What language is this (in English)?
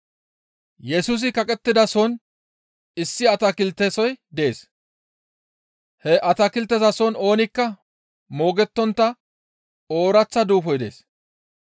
Gamo